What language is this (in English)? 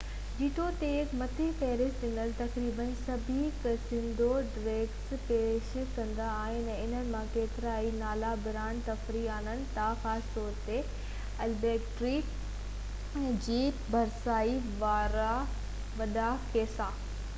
Sindhi